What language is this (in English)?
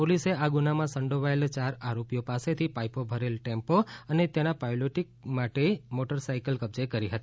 Gujarati